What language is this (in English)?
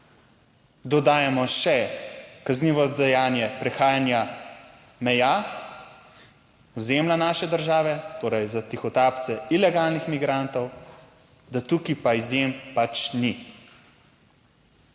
Slovenian